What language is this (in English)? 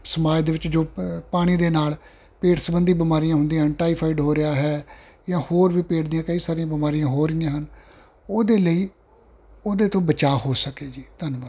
Punjabi